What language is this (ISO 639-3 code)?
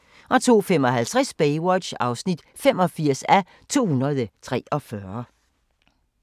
dan